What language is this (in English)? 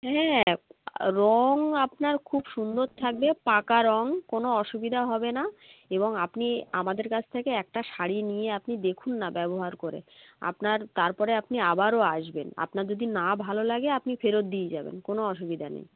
Bangla